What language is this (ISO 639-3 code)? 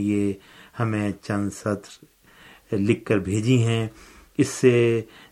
urd